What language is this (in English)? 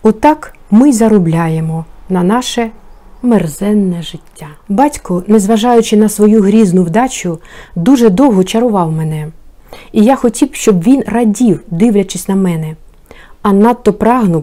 Ukrainian